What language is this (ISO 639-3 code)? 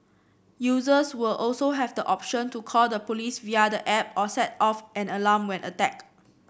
eng